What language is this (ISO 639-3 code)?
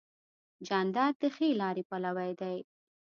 pus